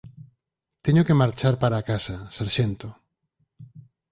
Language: Galician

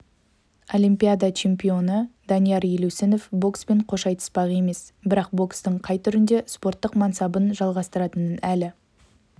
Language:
Kazakh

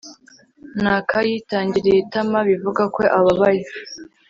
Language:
Kinyarwanda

